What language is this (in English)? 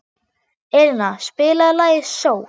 Icelandic